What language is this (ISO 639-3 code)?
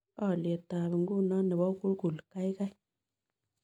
kln